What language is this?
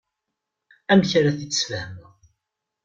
Kabyle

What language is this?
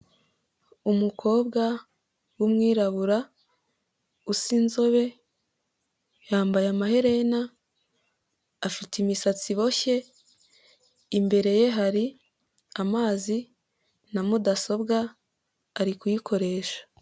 Kinyarwanda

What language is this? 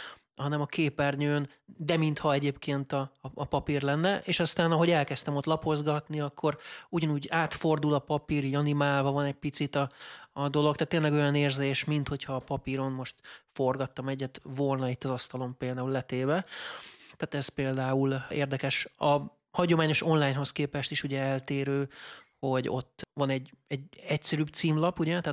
Hungarian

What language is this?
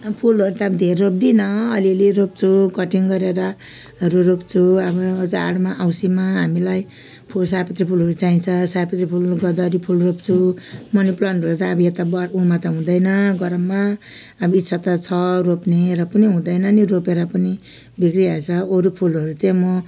Nepali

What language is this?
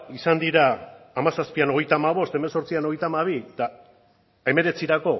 Basque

